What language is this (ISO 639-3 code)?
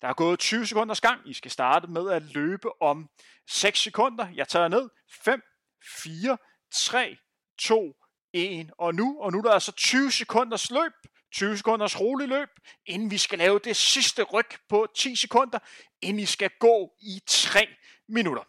dan